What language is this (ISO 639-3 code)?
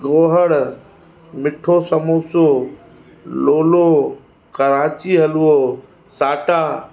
snd